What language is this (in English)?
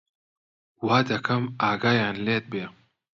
Central Kurdish